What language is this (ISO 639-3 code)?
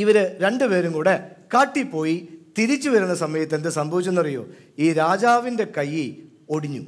mal